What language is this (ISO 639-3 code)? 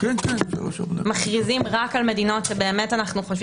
heb